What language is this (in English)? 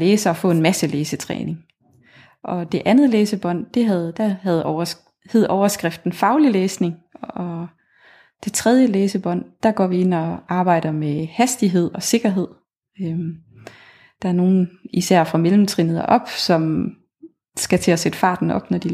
Danish